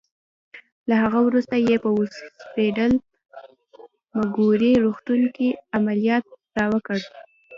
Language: Pashto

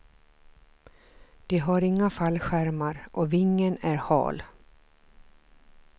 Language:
Swedish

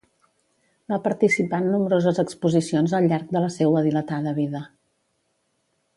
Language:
Catalan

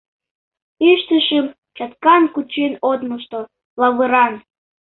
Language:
Mari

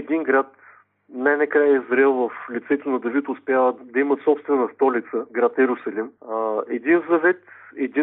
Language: Bulgarian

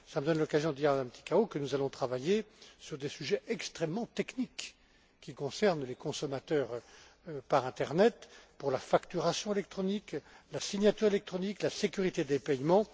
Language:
French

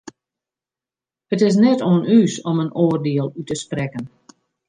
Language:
Western Frisian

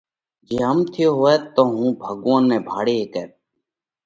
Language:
Parkari Koli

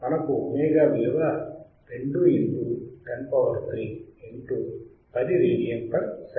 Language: Telugu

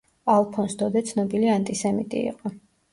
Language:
Georgian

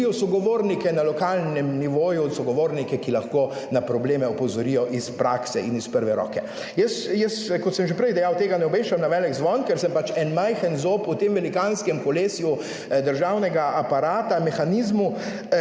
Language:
Slovenian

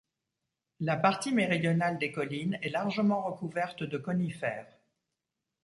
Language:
French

